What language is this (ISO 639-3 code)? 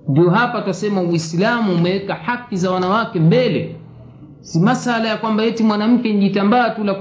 swa